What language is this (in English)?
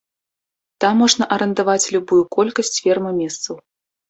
Belarusian